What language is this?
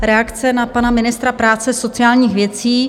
Czech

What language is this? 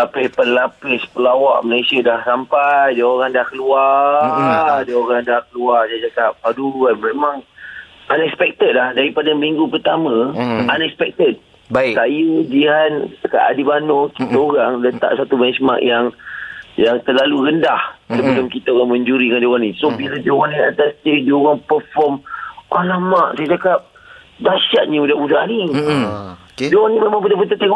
Malay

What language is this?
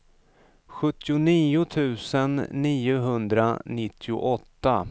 Swedish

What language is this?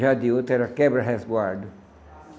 Portuguese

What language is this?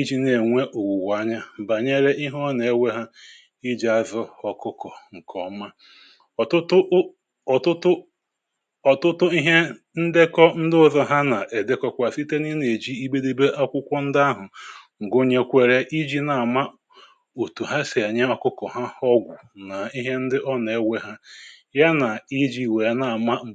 Igbo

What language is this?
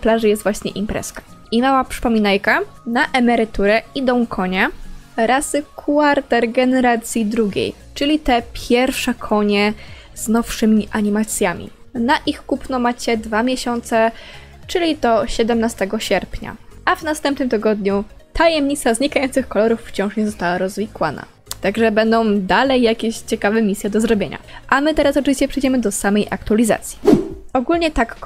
Polish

